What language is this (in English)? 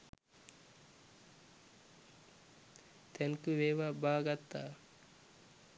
Sinhala